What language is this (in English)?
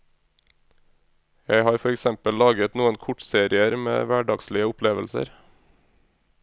Norwegian